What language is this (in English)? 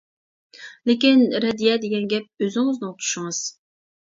Uyghur